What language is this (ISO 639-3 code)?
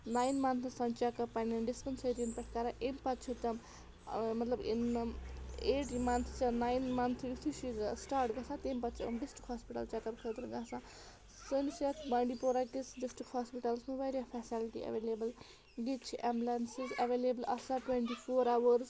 kas